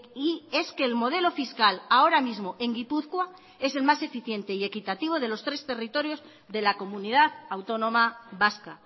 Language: Spanish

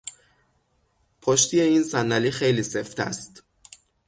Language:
Persian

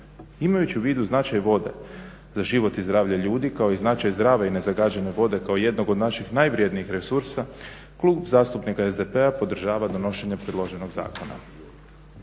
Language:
Croatian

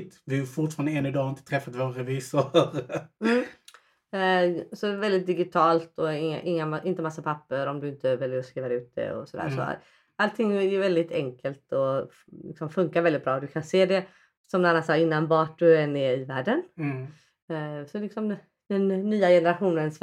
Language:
Swedish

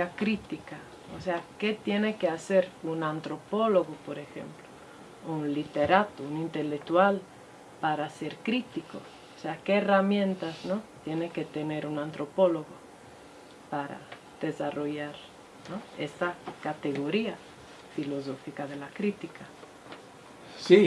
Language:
Spanish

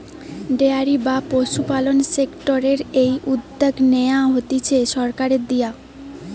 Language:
Bangla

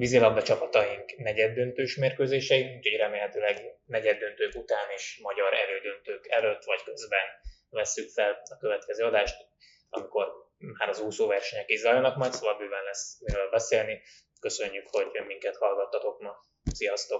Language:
Hungarian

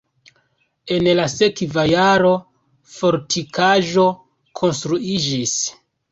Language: Esperanto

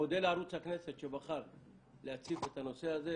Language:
Hebrew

